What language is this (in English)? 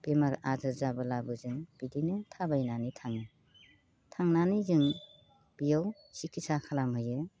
Bodo